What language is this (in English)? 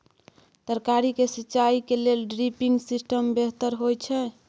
Maithili